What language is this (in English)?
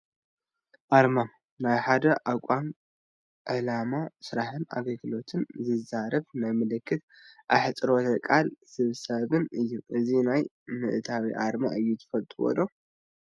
Tigrinya